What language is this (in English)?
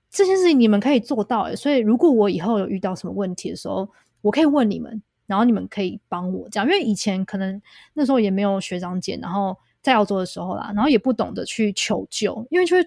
Chinese